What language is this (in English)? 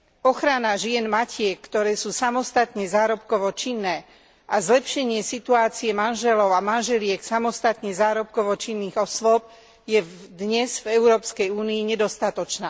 Slovak